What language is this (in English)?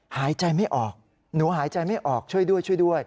Thai